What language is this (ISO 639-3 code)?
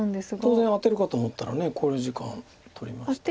jpn